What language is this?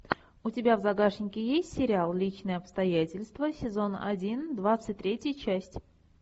Russian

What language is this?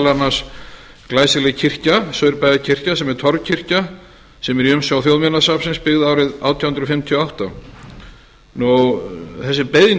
Icelandic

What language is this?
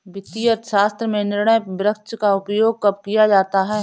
Hindi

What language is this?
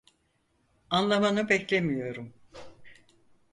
Turkish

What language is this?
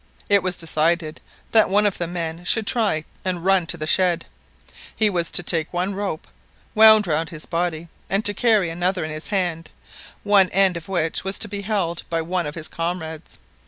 English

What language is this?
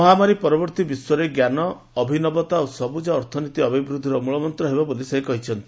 Odia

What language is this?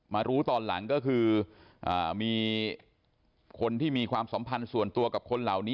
Thai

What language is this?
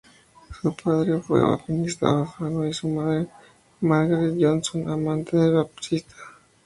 Spanish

